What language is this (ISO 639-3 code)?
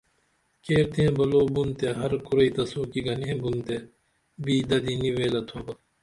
dml